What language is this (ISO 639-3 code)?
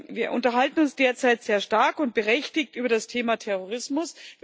deu